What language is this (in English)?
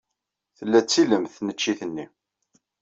Kabyle